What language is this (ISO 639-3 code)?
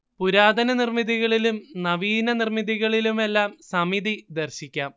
mal